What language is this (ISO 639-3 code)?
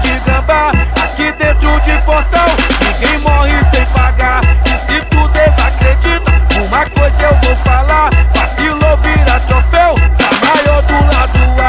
por